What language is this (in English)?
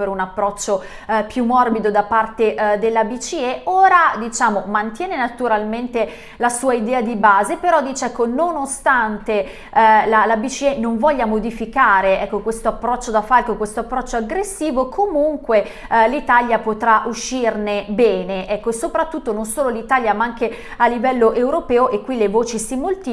Italian